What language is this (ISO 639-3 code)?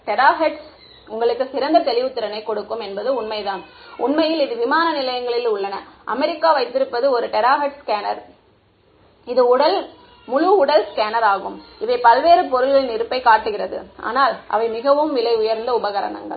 tam